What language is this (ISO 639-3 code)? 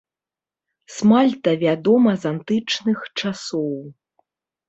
bel